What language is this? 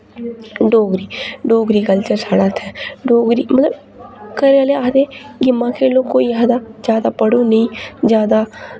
Dogri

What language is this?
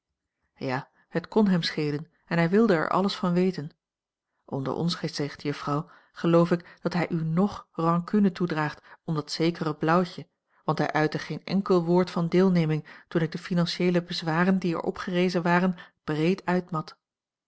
Dutch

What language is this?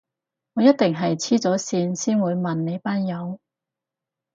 Cantonese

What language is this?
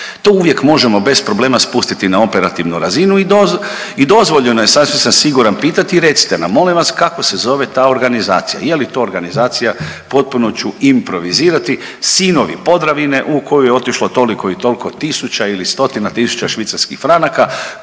Croatian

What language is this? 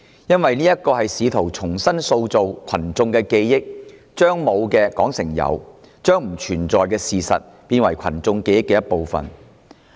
Cantonese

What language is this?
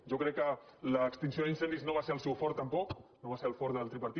Catalan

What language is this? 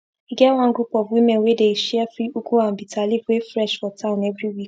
Nigerian Pidgin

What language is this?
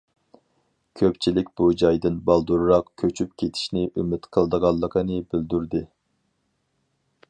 Uyghur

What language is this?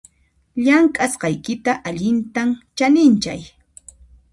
Puno Quechua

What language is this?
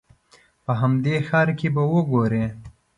Pashto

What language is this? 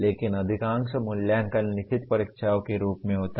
Hindi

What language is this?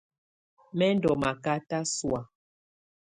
Tunen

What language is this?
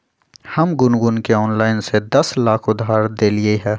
Magahi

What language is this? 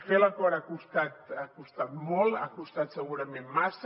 Catalan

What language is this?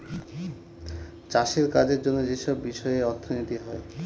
Bangla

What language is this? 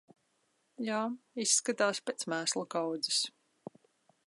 Latvian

